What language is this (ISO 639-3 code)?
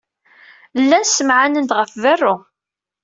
kab